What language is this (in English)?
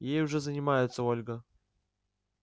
Russian